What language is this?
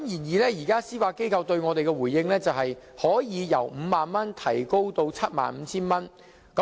Cantonese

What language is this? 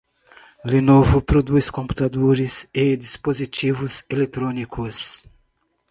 Portuguese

